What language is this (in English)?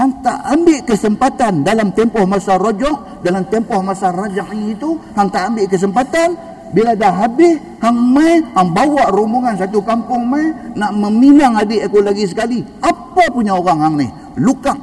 Malay